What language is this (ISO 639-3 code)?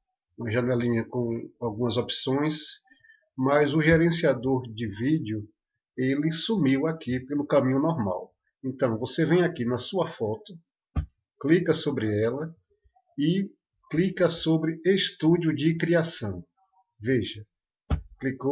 por